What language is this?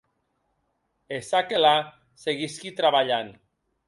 Occitan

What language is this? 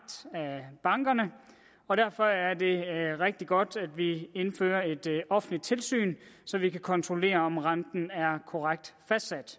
Danish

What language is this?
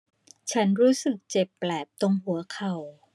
Thai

